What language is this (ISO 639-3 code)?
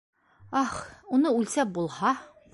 bak